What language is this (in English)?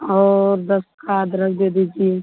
Hindi